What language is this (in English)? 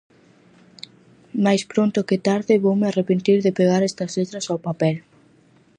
Galician